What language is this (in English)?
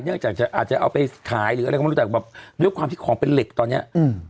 Thai